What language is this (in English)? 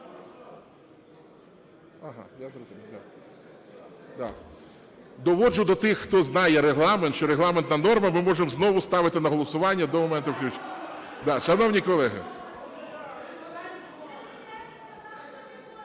Ukrainian